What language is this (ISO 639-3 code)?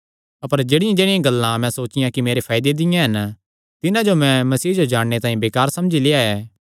xnr